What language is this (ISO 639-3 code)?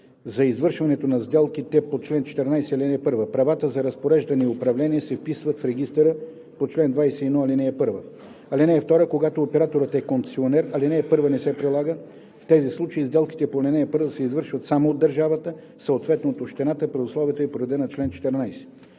bul